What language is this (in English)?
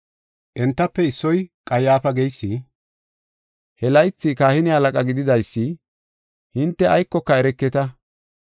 Gofa